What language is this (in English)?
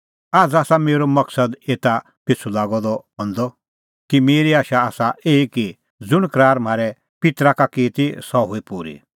Kullu Pahari